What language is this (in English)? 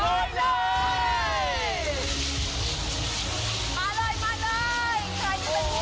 Thai